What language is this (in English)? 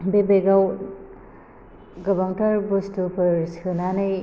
Bodo